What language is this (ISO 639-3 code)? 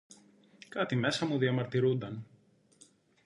ell